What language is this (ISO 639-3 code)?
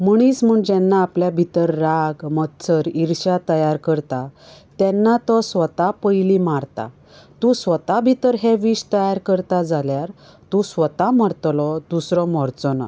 kok